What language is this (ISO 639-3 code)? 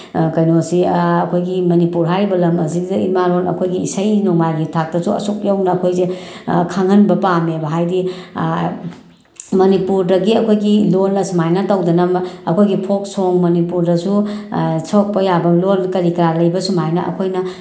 mni